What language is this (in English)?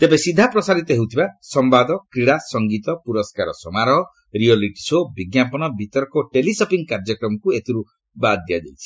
Odia